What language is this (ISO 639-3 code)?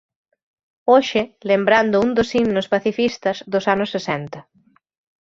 glg